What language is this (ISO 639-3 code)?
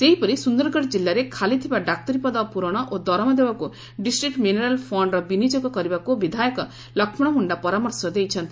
ori